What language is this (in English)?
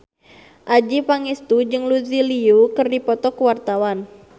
Sundanese